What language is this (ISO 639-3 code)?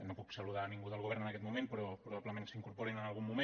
cat